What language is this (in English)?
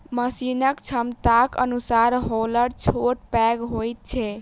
Maithili